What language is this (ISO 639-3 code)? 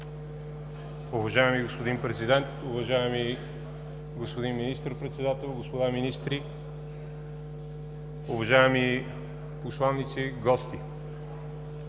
bul